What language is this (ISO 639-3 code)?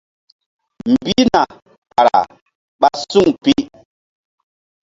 mdd